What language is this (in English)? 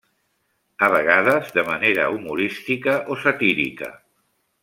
Catalan